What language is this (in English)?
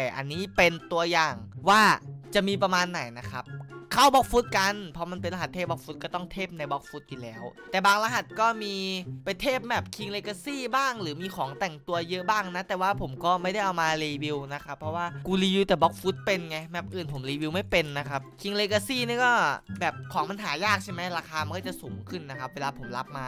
Thai